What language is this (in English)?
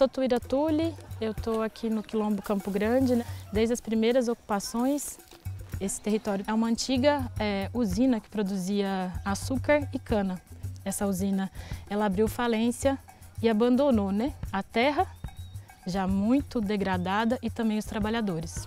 Portuguese